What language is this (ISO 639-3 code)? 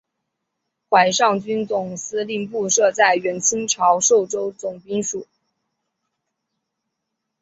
zho